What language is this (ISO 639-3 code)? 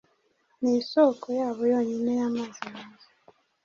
kin